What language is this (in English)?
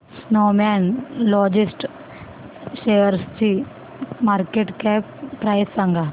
Marathi